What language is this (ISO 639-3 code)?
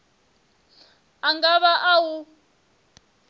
ven